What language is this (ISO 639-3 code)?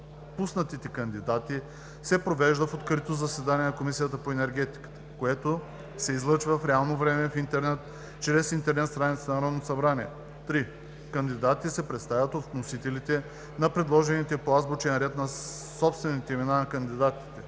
bul